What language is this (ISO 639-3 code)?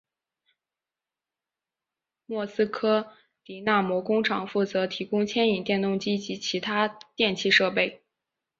zho